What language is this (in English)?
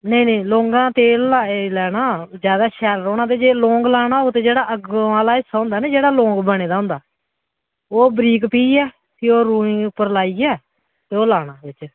Dogri